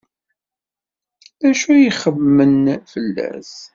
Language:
Kabyle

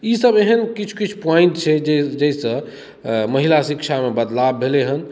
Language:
Maithili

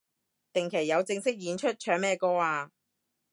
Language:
Cantonese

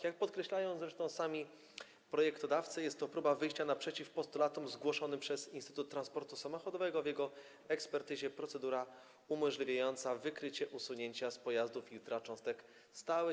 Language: Polish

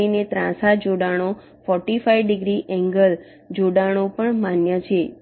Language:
Gujarati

